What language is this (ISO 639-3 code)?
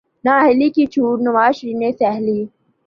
urd